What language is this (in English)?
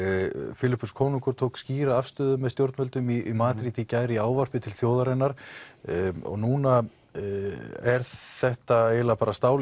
Icelandic